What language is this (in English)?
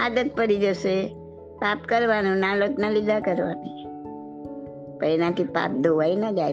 Gujarati